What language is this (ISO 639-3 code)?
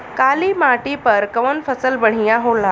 bho